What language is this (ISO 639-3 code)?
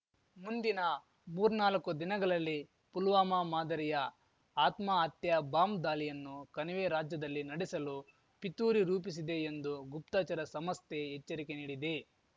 kan